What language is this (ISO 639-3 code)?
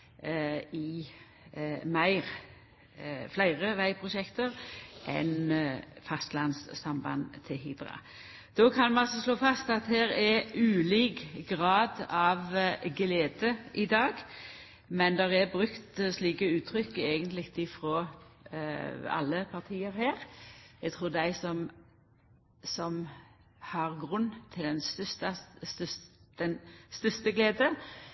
nno